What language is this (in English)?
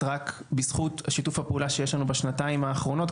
Hebrew